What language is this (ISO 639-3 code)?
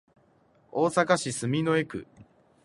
jpn